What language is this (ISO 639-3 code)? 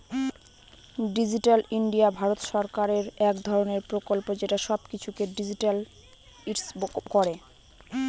ben